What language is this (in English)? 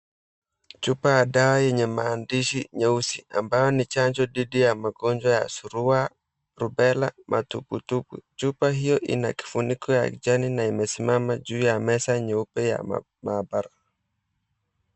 Swahili